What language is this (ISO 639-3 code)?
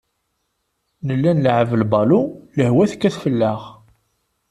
kab